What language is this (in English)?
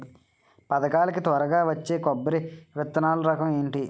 Telugu